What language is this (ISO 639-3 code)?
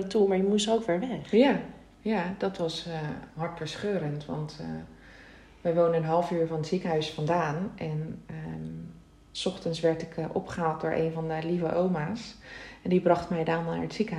nld